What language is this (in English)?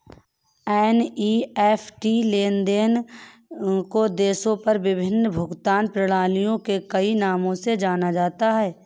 Hindi